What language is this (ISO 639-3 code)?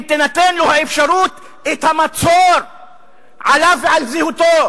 heb